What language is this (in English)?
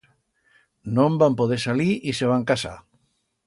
Aragonese